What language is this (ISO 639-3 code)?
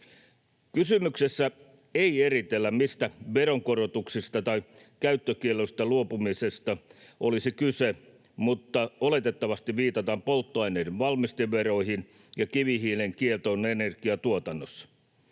fin